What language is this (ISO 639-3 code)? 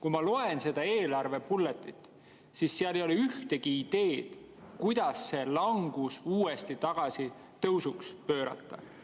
est